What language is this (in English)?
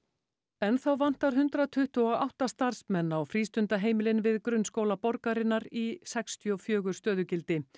Icelandic